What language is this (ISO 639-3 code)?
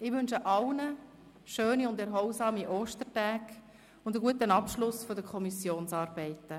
gsw